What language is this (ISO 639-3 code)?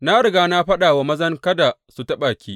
hau